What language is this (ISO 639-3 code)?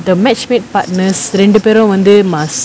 eng